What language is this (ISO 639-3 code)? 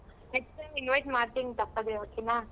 kan